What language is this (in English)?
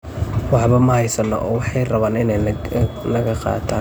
Somali